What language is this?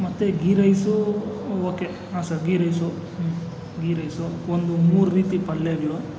Kannada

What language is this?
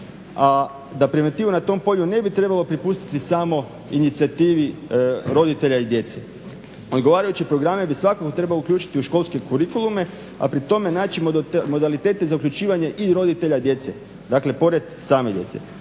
Croatian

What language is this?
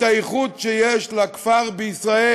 Hebrew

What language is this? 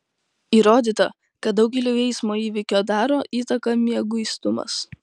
Lithuanian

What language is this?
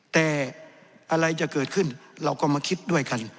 Thai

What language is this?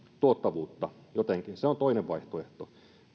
Finnish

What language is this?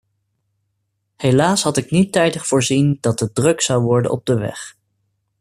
Dutch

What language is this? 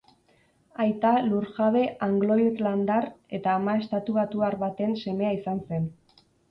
Basque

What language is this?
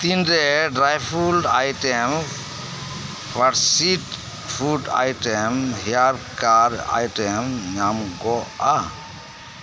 Santali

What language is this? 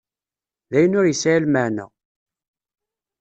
Kabyle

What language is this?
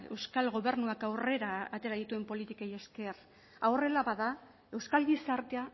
Basque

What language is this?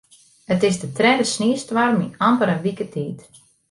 Western Frisian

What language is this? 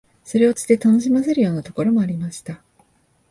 Japanese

